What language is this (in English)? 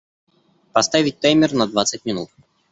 Russian